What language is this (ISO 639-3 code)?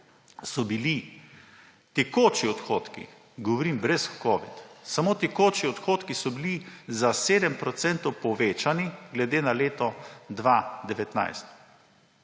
slv